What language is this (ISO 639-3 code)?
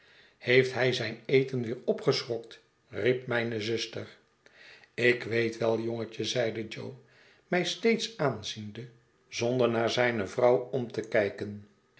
nld